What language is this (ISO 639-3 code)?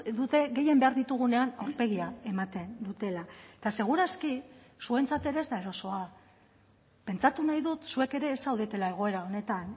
eus